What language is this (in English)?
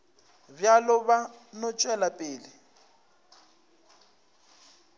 Northern Sotho